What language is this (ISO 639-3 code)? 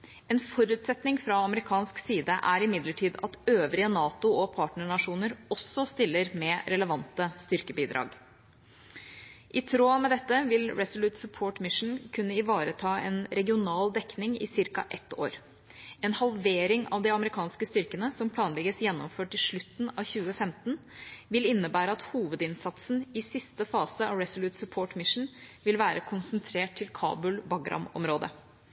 nob